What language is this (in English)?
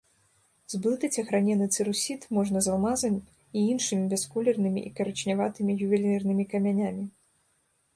Belarusian